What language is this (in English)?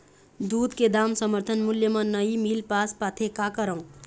Chhattisgarhi